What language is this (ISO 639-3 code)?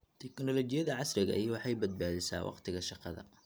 som